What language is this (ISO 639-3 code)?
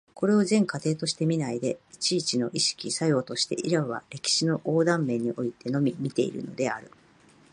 jpn